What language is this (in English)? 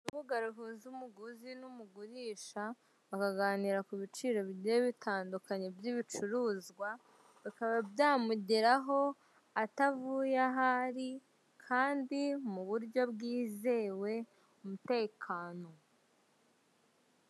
Kinyarwanda